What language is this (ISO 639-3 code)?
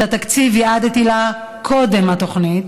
heb